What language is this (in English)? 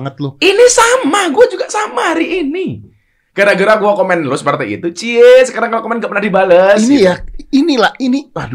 Indonesian